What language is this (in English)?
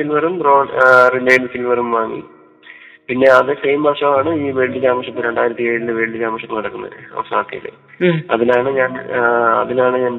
Malayalam